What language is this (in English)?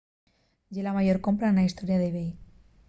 Asturian